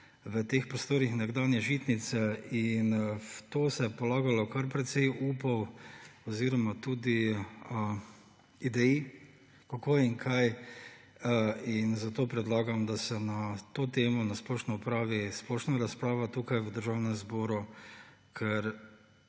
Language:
Slovenian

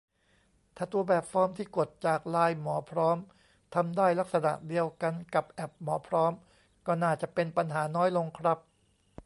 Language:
Thai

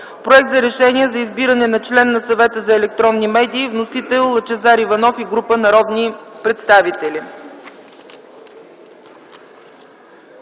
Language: Bulgarian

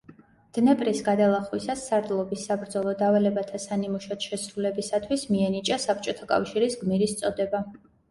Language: Georgian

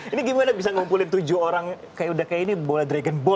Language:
Indonesian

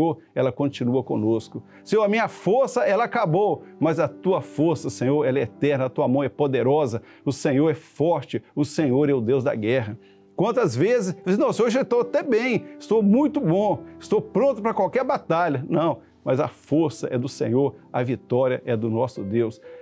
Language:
Portuguese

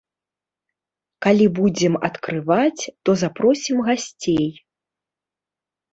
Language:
Belarusian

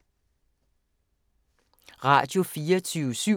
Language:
Danish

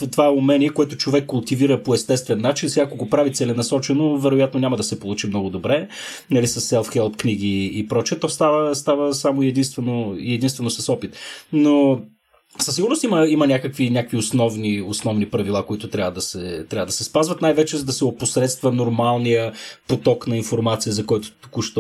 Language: Bulgarian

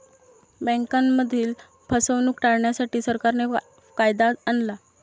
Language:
Marathi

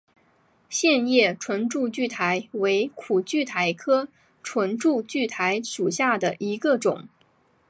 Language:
Chinese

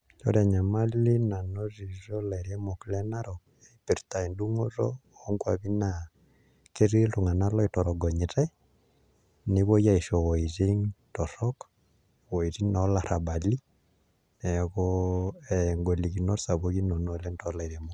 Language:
Masai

